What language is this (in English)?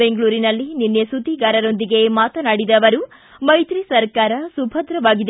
Kannada